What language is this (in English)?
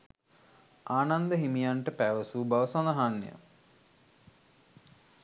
Sinhala